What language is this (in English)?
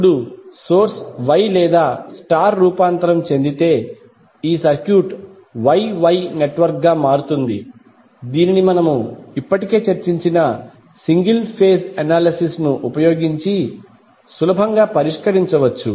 Telugu